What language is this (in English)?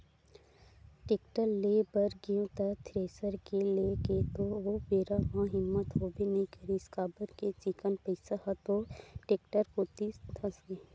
Chhattisgarhi